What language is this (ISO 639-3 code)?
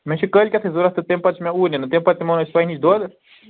kas